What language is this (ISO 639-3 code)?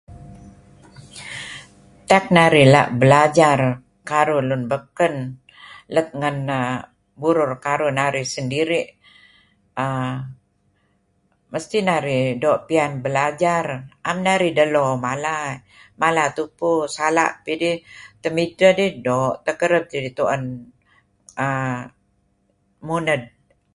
kzi